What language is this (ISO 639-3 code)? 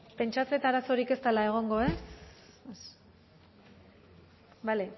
eus